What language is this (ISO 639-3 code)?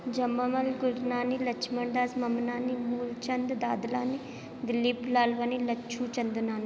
snd